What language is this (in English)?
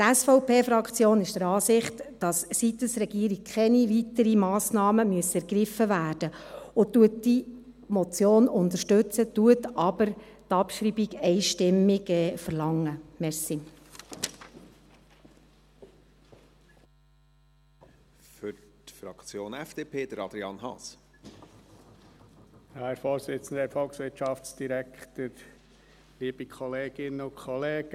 Swiss German